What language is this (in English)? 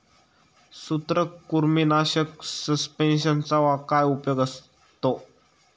Marathi